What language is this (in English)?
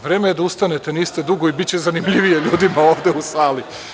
Serbian